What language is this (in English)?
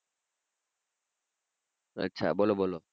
Gujarati